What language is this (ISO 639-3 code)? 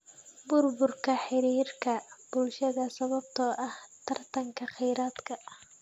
som